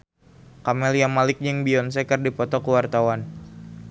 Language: Sundanese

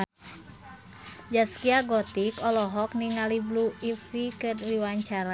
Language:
Sundanese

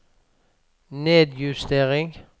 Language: Norwegian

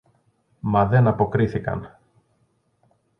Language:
Greek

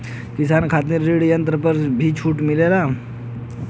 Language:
Bhojpuri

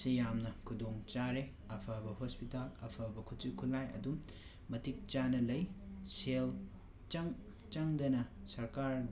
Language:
Manipuri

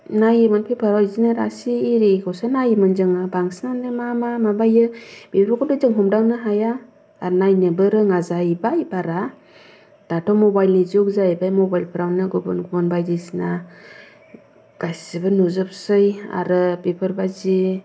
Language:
Bodo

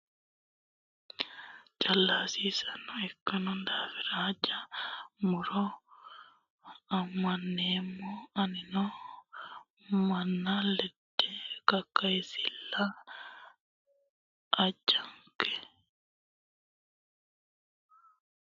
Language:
Sidamo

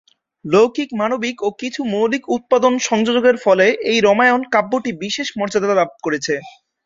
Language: Bangla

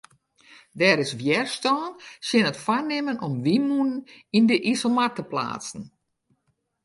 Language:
Western Frisian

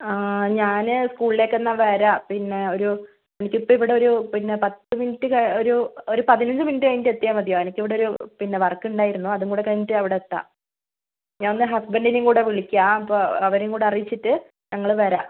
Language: Malayalam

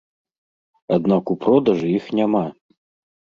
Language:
Belarusian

